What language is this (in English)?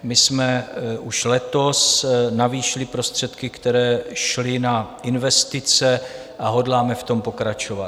Czech